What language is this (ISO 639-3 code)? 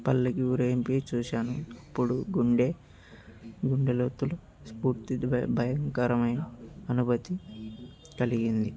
tel